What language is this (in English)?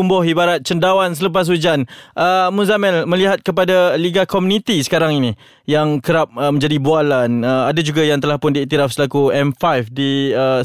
Malay